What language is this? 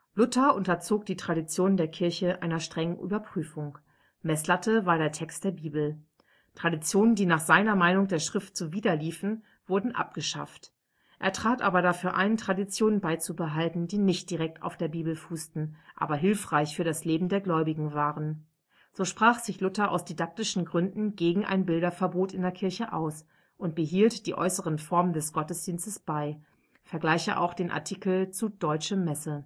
German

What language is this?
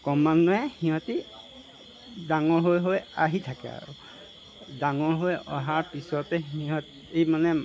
Assamese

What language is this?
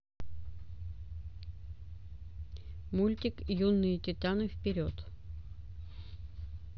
Russian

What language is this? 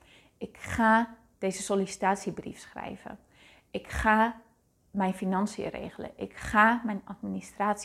Dutch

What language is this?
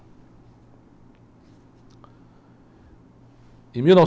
Portuguese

